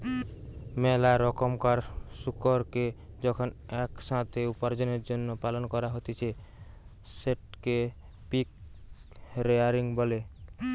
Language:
Bangla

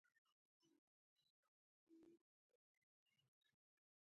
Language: Pashto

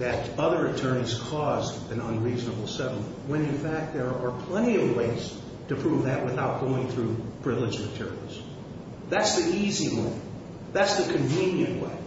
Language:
English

